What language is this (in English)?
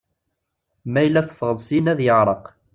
Kabyle